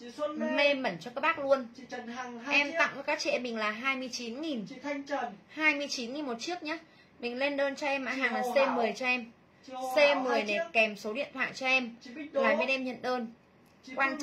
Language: Vietnamese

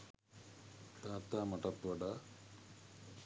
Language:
Sinhala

